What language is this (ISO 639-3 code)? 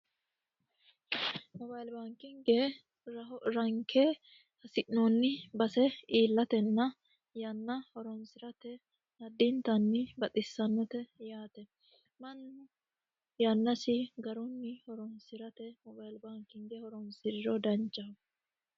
sid